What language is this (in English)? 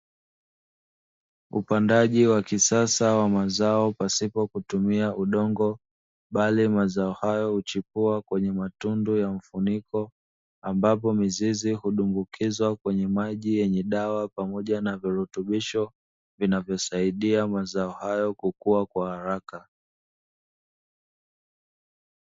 Swahili